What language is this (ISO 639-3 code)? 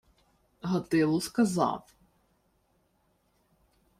ukr